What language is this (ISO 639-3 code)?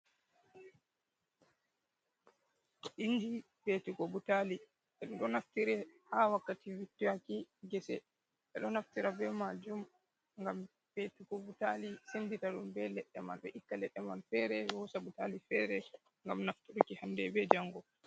ful